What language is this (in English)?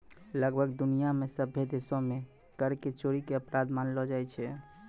Maithili